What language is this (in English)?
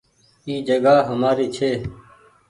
Goaria